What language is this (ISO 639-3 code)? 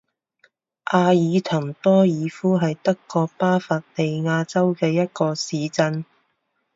zho